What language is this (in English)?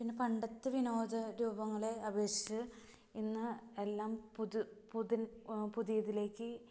Malayalam